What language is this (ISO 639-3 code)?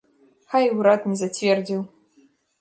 bel